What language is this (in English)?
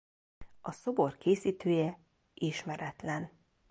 Hungarian